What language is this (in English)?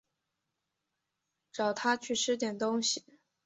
Chinese